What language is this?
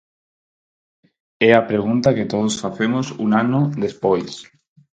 Galician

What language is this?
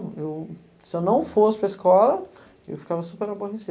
Portuguese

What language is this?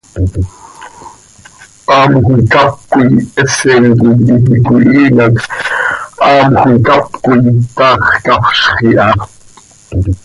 Seri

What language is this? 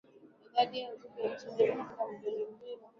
Swahili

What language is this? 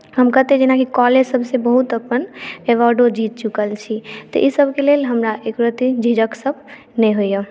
Maithili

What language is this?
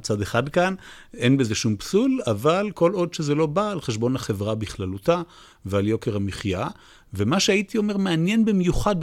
Hebrew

